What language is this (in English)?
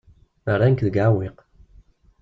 Kabyle